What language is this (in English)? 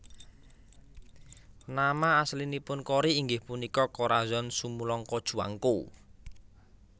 Javanese